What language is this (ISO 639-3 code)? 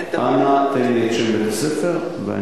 heb